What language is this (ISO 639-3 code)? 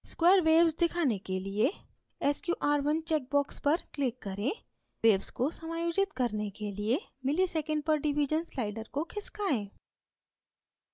hin